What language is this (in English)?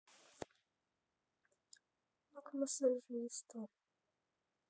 Russian